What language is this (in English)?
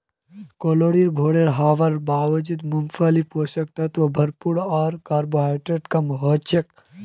Magahi